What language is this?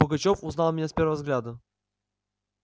Russian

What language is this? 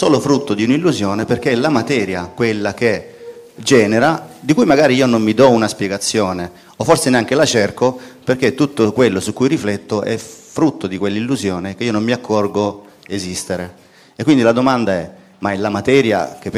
Italian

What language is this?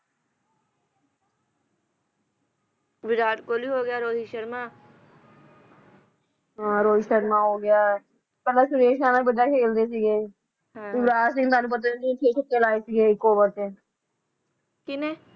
Punjabi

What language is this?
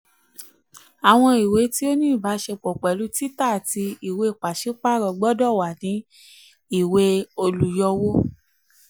Yoruba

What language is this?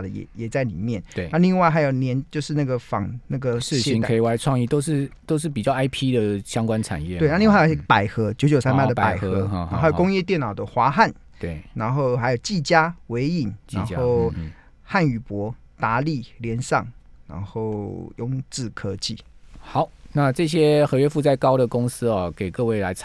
Chinese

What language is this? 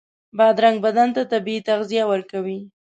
Pashto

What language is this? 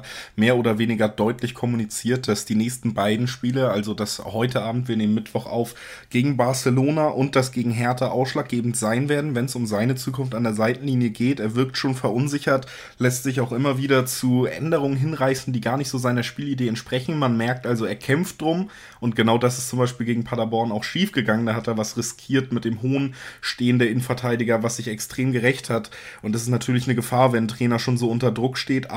German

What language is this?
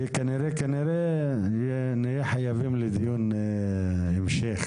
Hebrew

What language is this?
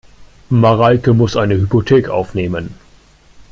German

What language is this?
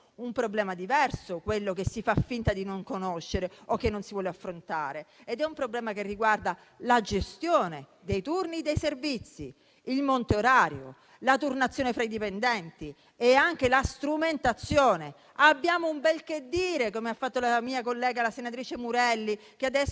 Italian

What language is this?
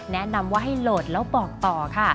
Thai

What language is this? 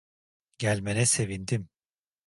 Turkish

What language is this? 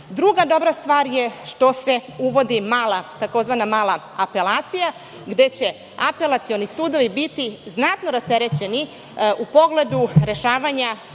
Serbian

